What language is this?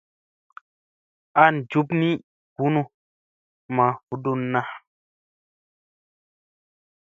Musey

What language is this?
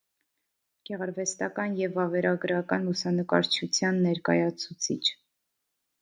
Armenian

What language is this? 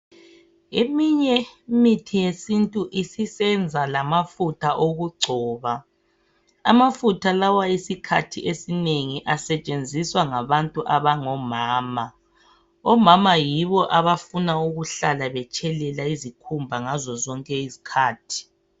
North Ndebele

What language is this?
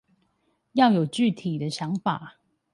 Chinese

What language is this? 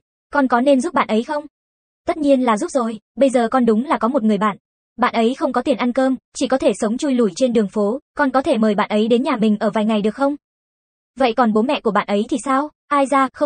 Vietnamese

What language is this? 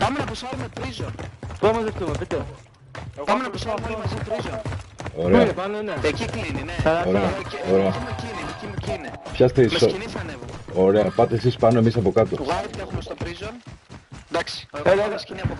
Greek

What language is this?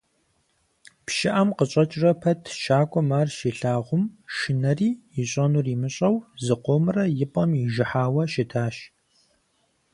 Kabardian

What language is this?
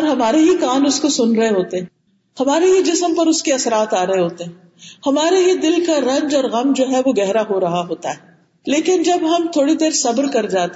Urdu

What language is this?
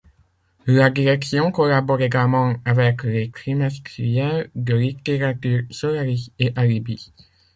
French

